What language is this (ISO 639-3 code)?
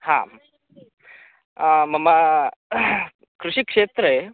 san